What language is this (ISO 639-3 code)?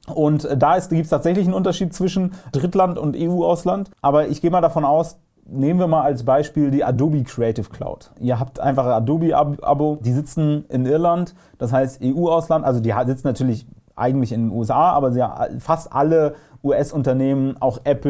deu